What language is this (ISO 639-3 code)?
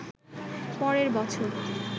ben